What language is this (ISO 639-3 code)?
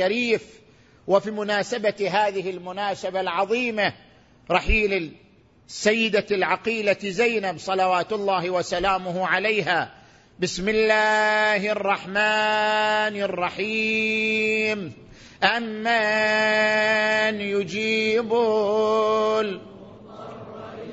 ara